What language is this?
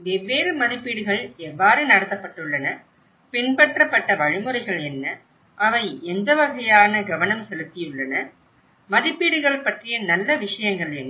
Tamil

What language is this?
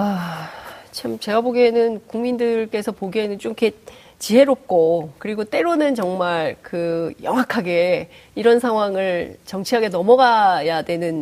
Korean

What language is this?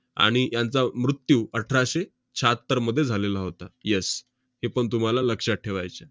Marathi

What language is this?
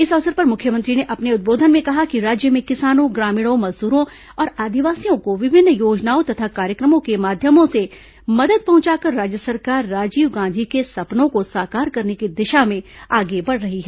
Hindi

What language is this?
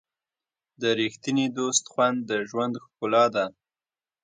Pashto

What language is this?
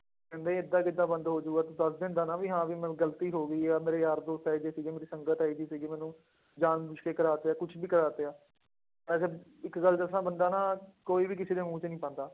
Punjabi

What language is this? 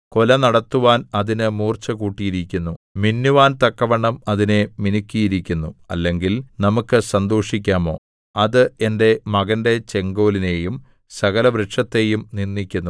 Malayalam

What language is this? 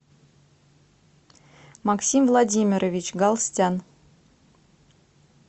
Russian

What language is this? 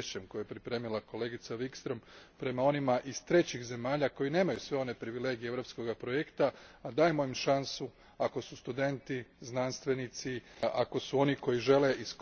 Croatian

